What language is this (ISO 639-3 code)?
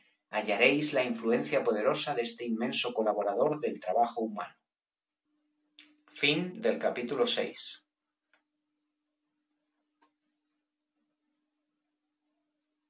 spa